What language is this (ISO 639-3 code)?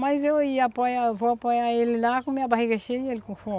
por